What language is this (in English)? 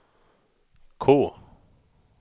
Swedish